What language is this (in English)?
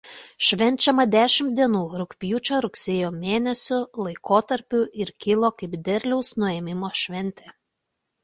Lithuanian